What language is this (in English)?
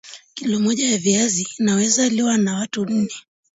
Swahili